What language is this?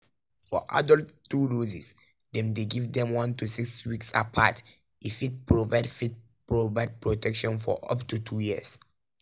Nigerian Pidgin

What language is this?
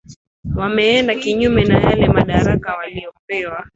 Swahili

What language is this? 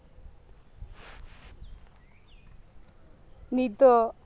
Santali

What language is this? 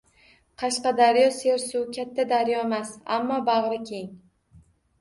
Uzbek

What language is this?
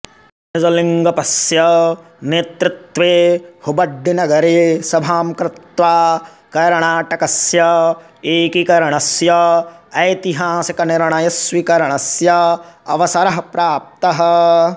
Sanskrit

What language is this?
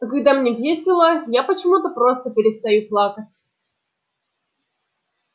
Russian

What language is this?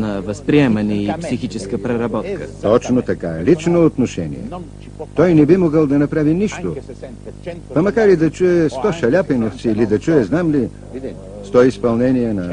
Bulgarian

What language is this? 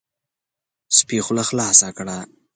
Pashto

